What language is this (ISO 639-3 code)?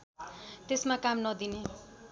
nep